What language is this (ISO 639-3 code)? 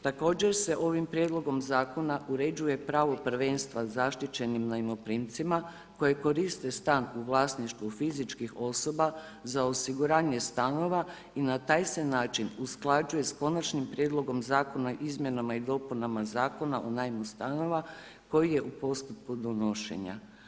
hrv